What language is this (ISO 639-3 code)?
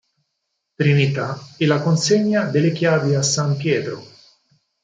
ita